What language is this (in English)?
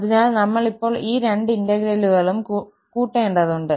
Malayalam